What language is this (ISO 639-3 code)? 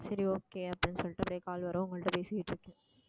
tam